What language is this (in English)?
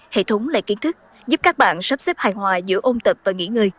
Vietnamese